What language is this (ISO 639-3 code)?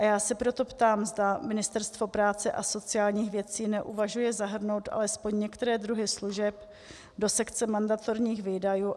ces